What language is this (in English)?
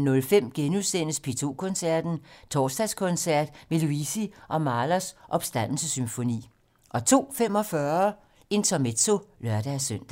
Danish